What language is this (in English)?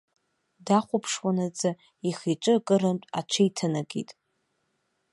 Abkhazian